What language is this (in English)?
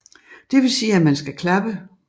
Danish